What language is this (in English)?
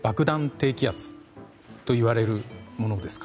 Japanese